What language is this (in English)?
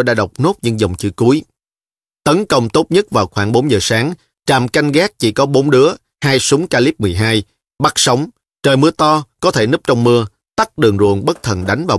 Vietnamese